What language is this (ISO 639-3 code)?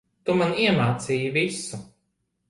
lav